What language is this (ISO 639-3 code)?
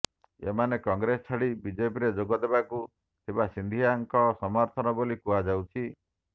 ori